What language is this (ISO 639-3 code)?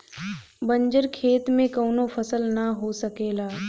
bho